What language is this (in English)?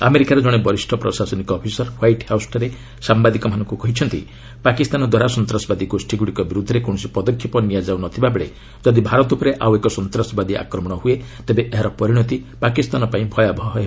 Odia